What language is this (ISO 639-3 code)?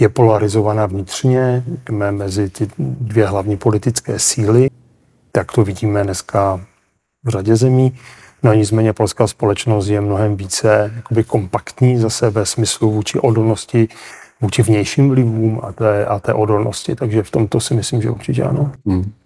ces